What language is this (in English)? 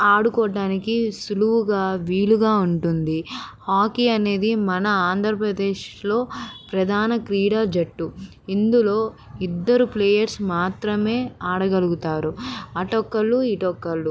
Telugu